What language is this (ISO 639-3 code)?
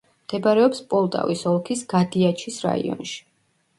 kat